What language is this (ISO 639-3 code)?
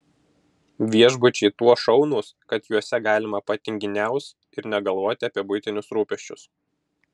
lit